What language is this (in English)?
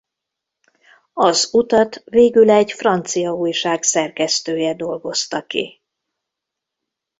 Hungarian